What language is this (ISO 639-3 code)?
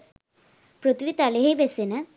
sin